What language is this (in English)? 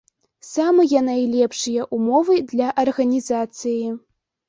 Belarusian